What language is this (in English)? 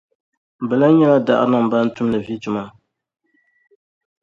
Dagbani